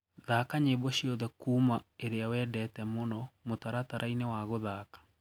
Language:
Kikuyu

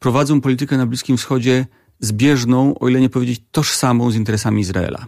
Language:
Polish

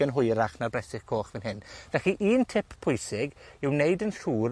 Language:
Welsh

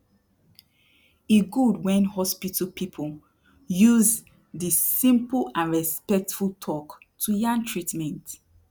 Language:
Nigerian Pidgin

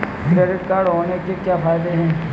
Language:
Hindi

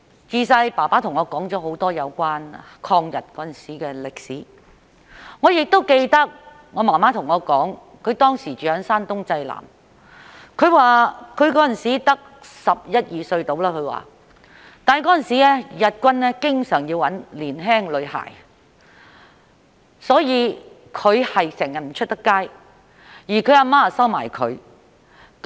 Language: Cantonese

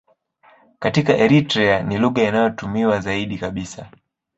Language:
Swahili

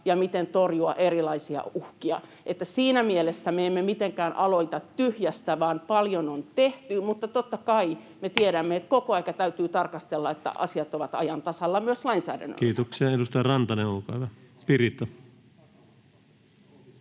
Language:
Finnish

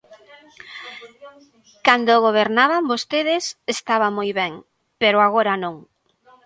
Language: Galician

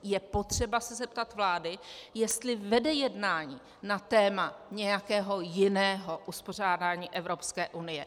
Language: Czech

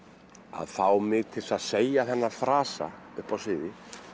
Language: Icelandic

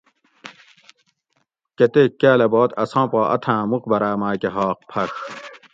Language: Gawri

